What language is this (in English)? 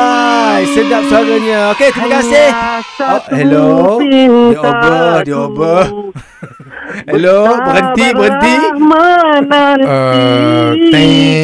Malay